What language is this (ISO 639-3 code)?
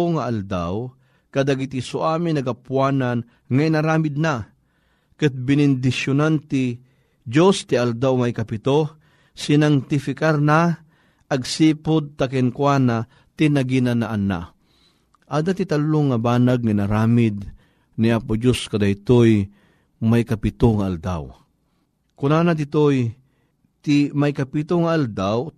fil